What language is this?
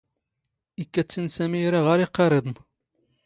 Standard Moroccan Tamazight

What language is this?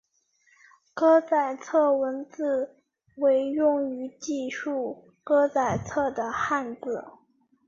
Chinese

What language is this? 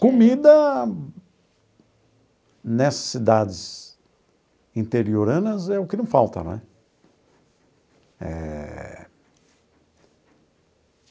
Portuguese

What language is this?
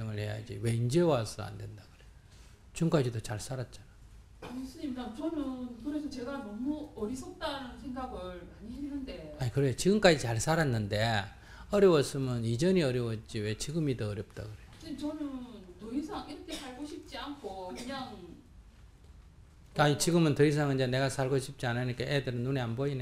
Korean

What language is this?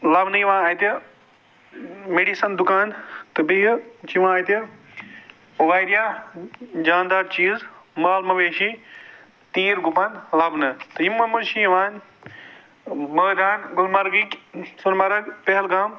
Kashmiri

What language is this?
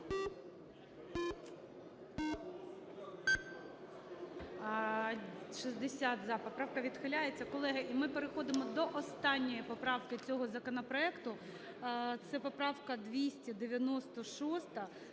Ukrainian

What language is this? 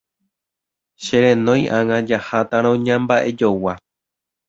Guarani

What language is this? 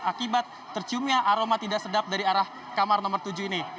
Indonesian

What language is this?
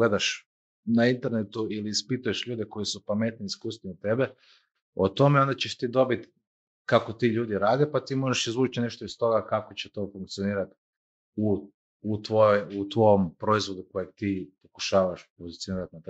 Croatian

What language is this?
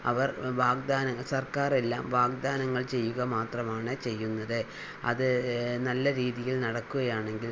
Malayalam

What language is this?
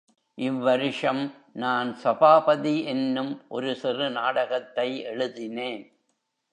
Tamil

